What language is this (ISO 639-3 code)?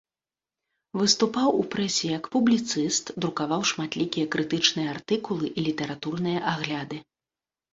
bel